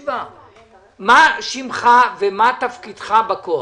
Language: Hebrew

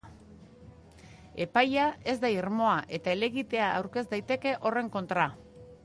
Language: Basque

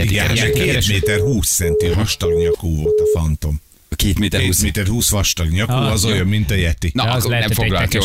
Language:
Hungarian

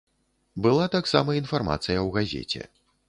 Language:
Belarusian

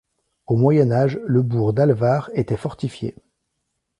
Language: French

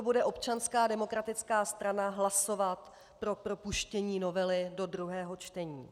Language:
Czech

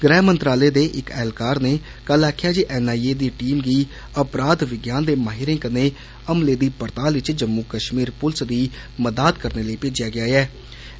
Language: Dogri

